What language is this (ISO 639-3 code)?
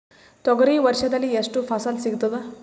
kan